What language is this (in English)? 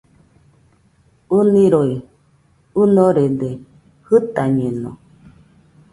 Nüpode Huitoto